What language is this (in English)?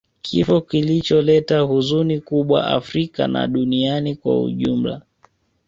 Swahili